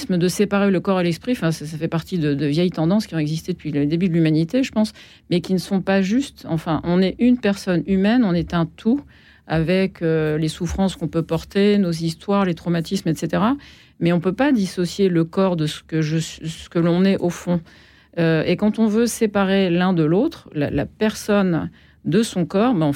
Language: French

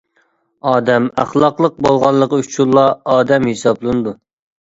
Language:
Uyghur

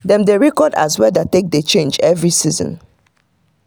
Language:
Nigerian Pidgin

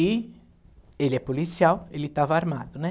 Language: Portuguese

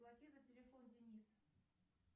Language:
Russian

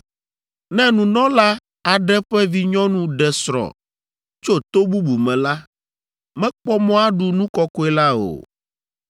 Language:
Ewe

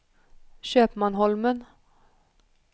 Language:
Swedish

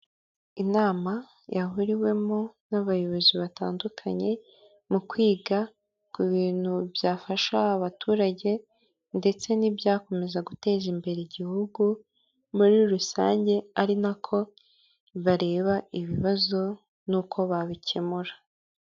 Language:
Kinyarwanda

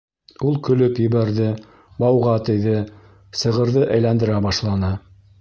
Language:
Bashkir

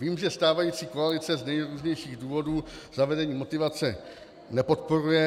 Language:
Czech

